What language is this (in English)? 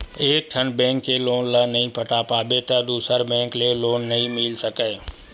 Chhattisgarhi